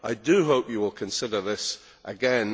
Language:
English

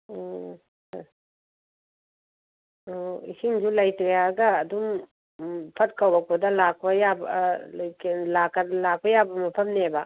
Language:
Manipuri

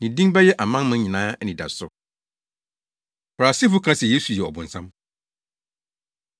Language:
Akan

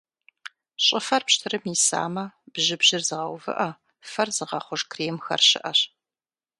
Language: Kabardian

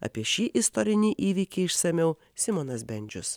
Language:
Lithuanian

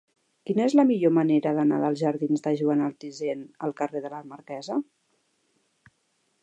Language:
Catalan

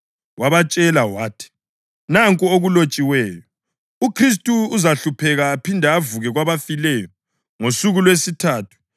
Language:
North Ndebele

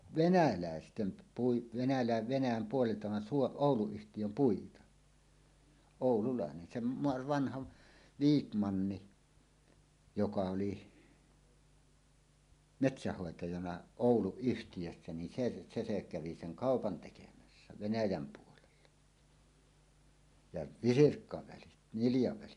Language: Finnish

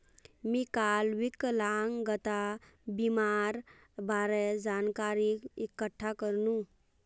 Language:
Magahi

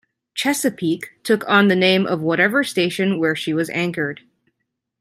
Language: English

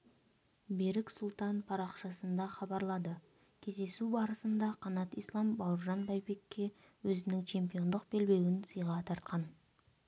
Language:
Kazakh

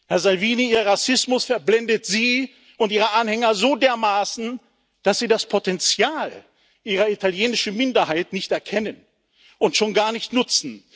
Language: German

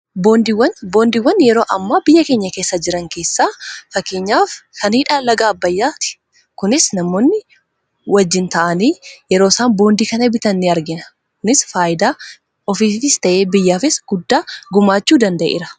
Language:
Oromo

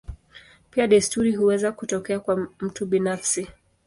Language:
Swahili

